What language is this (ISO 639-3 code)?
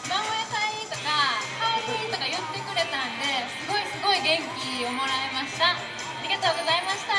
jpn